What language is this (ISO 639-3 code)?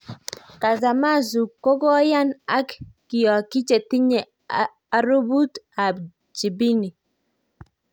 kln